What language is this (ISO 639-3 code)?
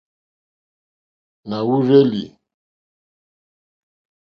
bri